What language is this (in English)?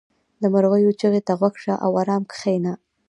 Pashto